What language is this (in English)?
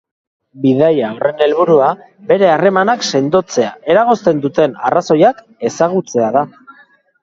Basque